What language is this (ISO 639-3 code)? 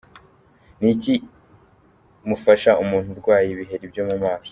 kin